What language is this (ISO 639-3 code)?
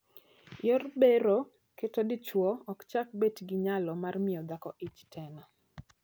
luo